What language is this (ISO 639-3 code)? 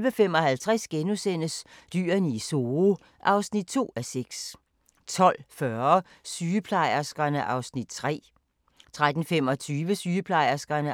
dan